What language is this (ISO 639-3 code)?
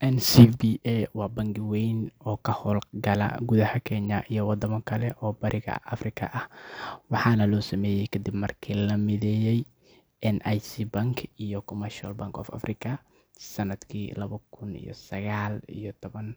som